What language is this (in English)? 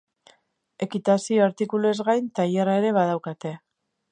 Basque